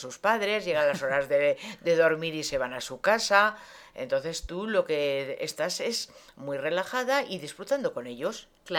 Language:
Spanish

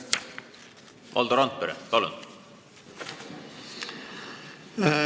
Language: Estonian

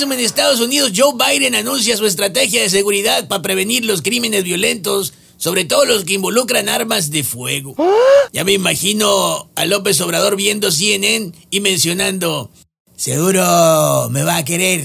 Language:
Spanish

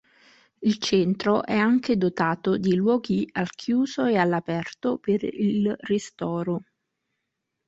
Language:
Italian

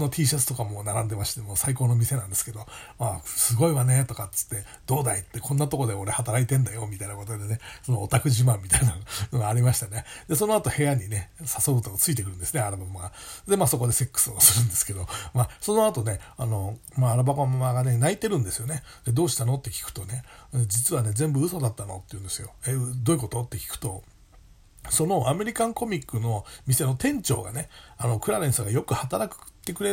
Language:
Japanese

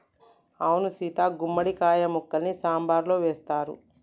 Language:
Telugu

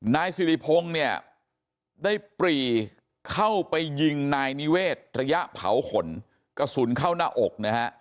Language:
Thai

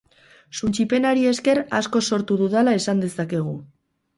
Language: Basque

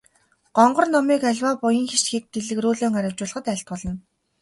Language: Mongolian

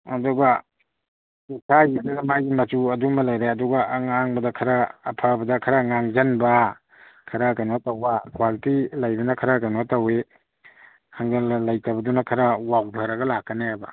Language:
Manipuri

